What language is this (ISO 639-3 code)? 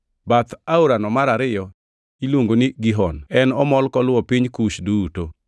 luo